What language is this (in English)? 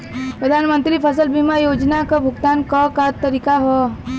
Bhojpuri